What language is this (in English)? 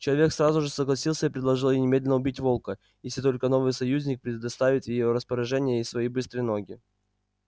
Russian